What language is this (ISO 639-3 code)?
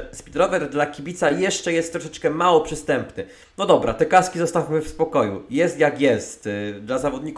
pol